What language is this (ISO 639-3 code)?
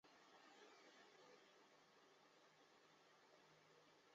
zho